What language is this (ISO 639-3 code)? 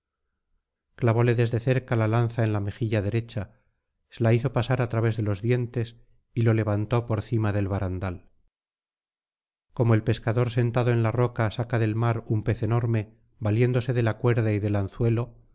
spa